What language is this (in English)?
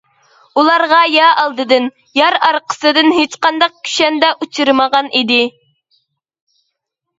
Uyghur